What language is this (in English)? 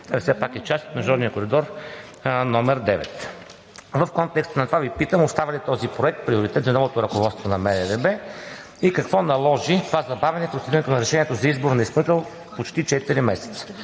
Bulgarian